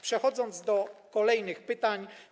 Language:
Polish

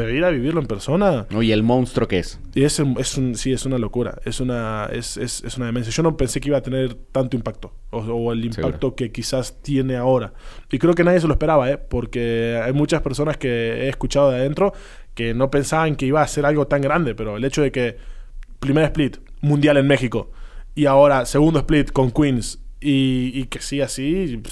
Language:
Spanish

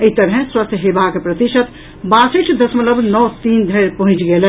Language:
Maithili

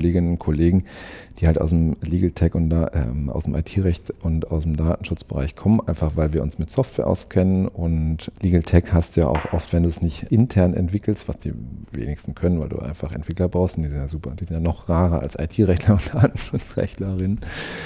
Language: German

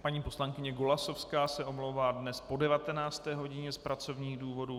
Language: Czech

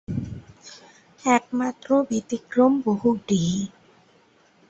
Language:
Bangla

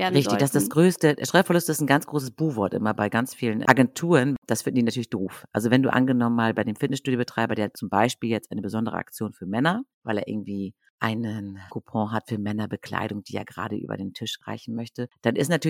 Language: German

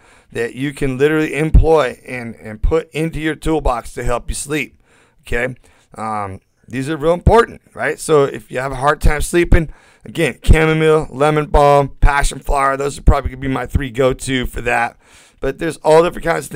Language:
English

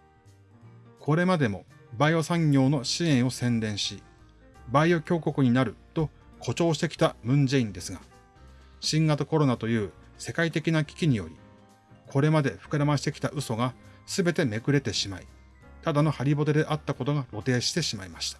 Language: Japanese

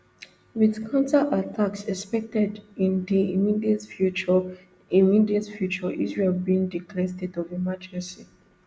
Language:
Nigerian Pidgin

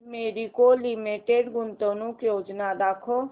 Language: Marathi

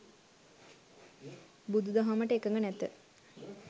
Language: Sinhala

